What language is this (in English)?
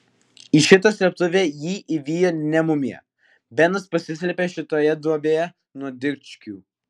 Lithuanian